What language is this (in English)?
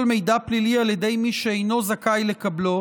Hebrew